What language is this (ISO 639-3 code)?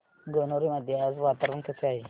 mar